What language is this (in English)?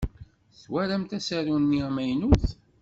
Kabyle